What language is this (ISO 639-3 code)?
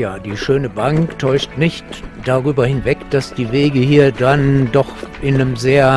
deu